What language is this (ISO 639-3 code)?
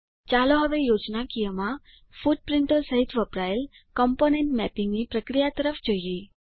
guj